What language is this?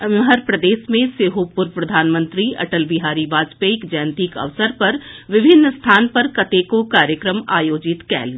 Maithili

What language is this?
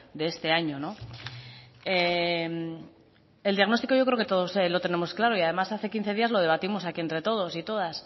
Spanish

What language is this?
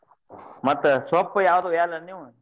Kannada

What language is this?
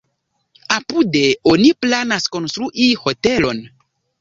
Esperanto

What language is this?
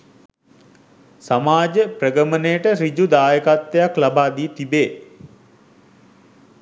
Sinhala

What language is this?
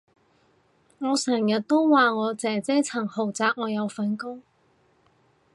Cantonese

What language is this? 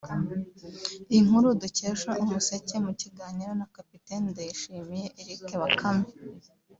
Kinyarwanda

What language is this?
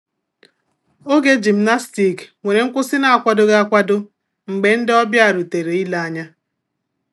Igbo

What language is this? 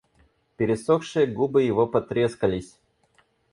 Russian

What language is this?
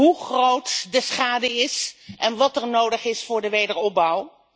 Dutch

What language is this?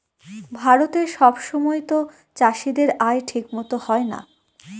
Bangla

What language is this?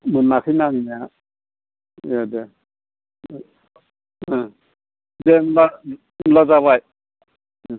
Bodo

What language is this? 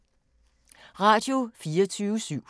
Danish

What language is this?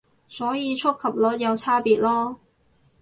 Cantonese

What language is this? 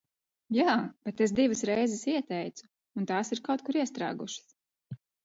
Latvian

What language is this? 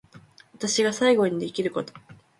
Japanese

